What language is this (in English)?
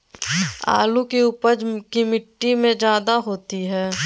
Magahi